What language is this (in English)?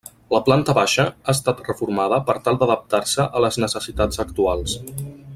Catalan